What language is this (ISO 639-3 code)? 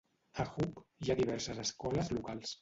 cat